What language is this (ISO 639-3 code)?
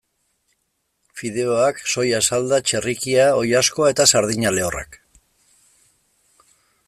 eus